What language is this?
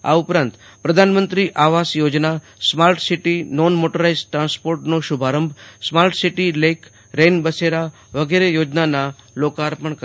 Gujarati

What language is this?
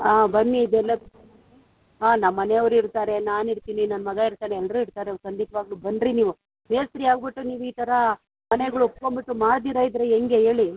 Kannada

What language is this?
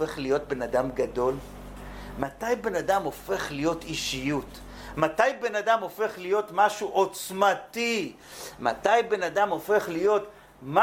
Hebrew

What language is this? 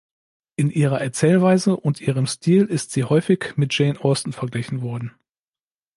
German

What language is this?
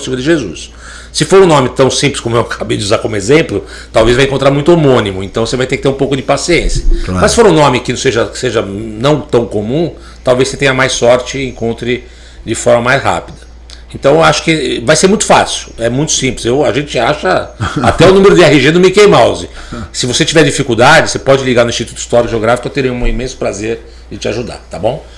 Portuguese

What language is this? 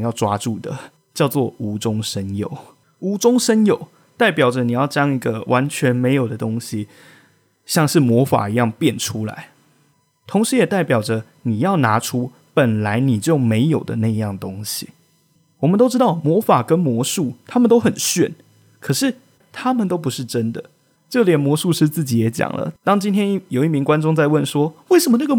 Chinese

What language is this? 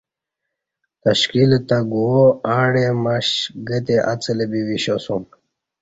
Kati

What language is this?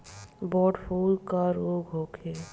Bhojpuri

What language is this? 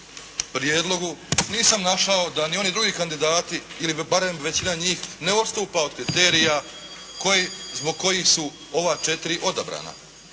Croatian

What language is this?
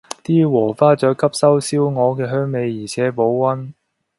Cantonese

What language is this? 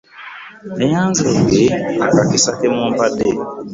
Ganda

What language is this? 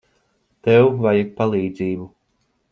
Latvian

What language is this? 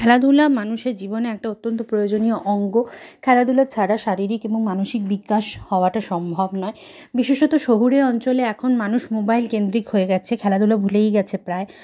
Bangla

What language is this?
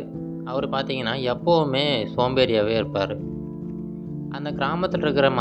Romanian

